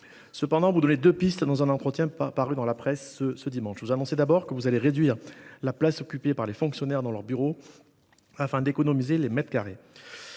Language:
French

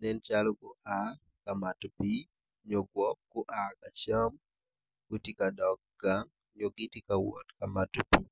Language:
Acoli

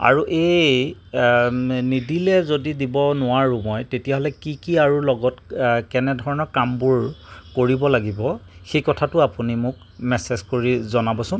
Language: Assamese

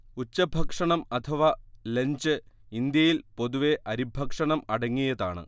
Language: Malayalam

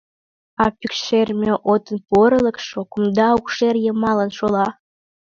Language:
Mari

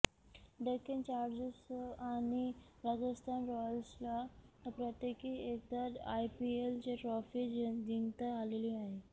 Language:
Marathi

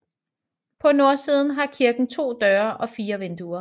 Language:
Danish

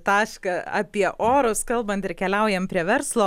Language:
Lithuanian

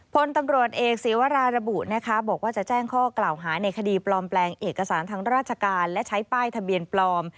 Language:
Thai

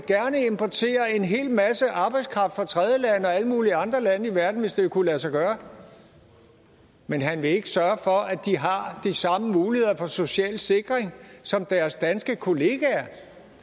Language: Danish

